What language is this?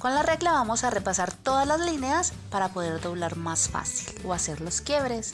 Spanish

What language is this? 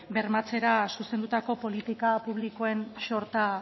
Basque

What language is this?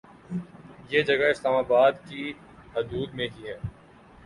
Urdu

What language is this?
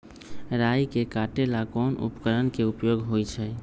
Magahi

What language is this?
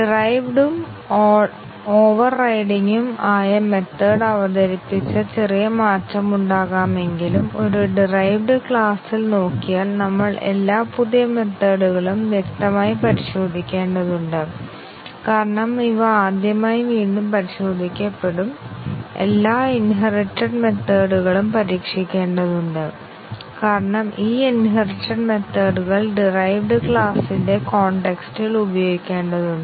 Malayalam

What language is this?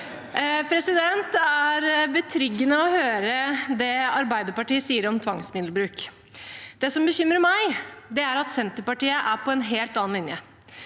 Norwegian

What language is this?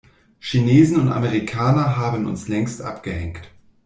German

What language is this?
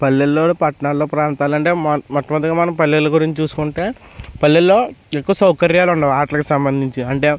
Telugu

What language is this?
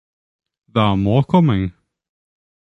English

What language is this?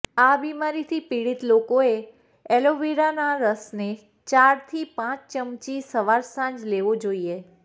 Gujarati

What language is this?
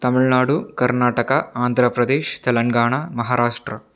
Tamil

